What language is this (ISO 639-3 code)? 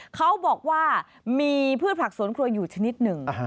tha